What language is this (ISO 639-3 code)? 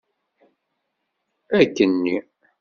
kab